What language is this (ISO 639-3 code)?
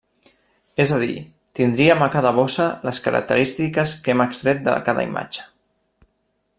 cat